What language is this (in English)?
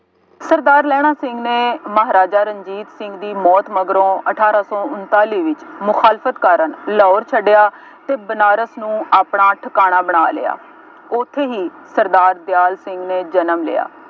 Punjabi